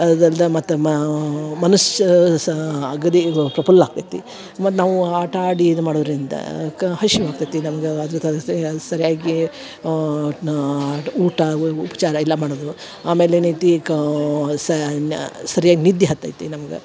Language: Kannada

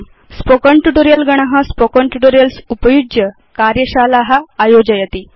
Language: Sanskrit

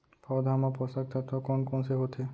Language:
Chhattisgarhi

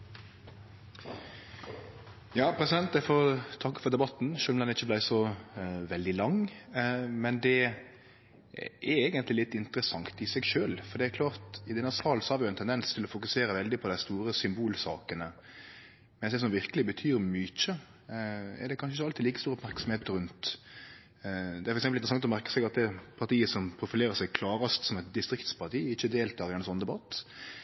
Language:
Norwegian Nynorsk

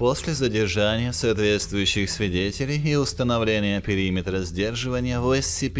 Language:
Russian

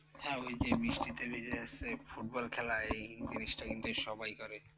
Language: Bangla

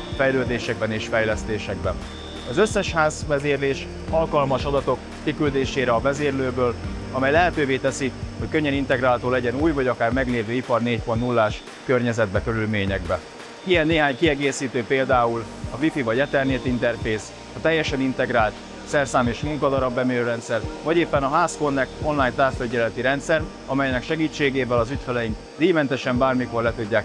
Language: Hungarian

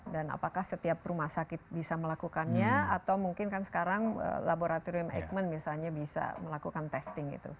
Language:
Indonesian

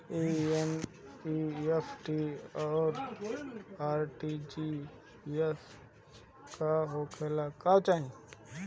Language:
Bhojpuri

